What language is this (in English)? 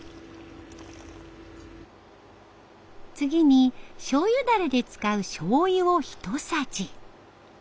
Japanese